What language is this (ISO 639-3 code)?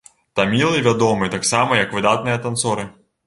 bel